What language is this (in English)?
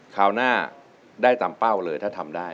Thai